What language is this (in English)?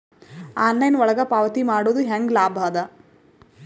Kannada